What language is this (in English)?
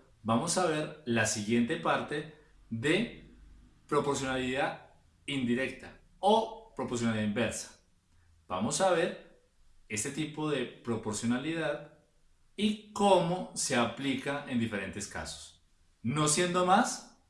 Spanish